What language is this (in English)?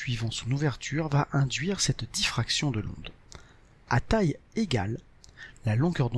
French